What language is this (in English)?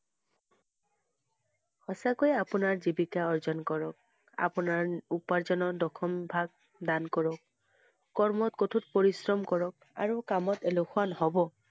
Assamese